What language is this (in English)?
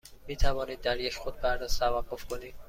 Persian